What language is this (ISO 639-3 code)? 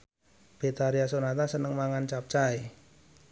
jav